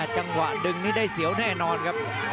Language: Thai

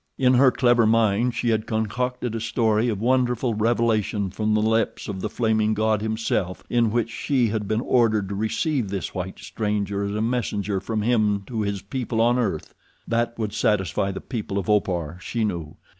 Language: English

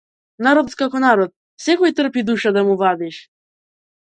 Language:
Macedonian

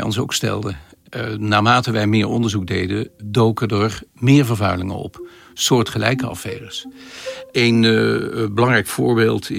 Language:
Dutch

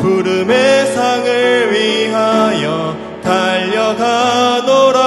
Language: Korean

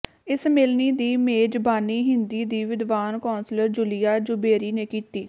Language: Punjabi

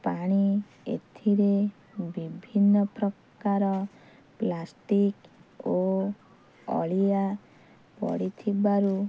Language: Odia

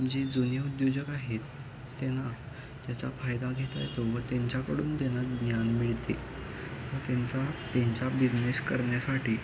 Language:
Marathi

